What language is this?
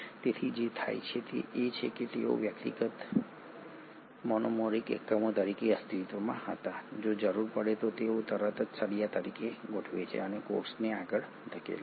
Gujarati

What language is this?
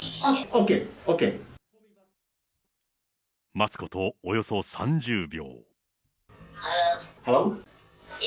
Japanese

